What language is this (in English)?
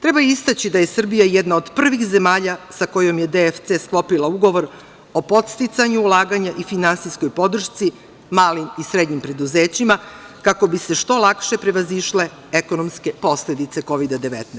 Serbian